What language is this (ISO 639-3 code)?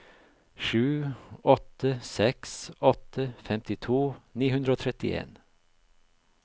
nor